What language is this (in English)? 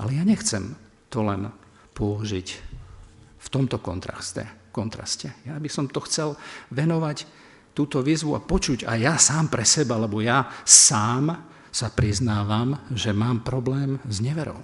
Slovak